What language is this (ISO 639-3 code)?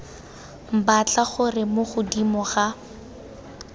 tsn